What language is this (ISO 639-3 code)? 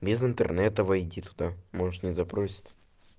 rus